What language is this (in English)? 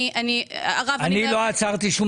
Hebrew